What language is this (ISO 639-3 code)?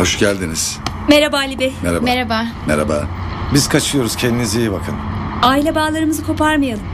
tur